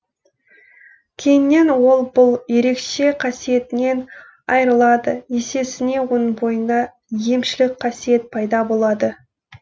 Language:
Kazakh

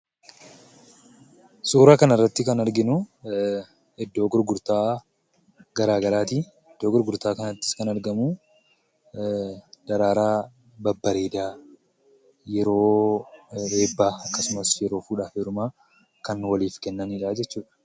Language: Oromo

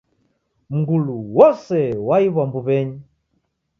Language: Taita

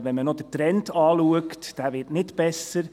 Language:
Swiss German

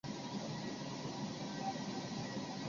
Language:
Chinese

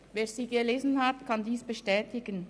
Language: Swiss German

